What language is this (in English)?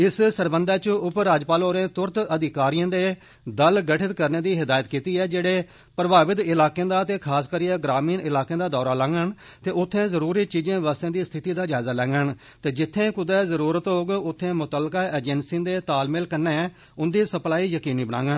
Dogri